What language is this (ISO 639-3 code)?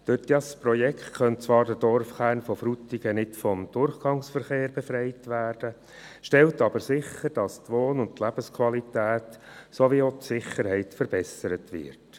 gsw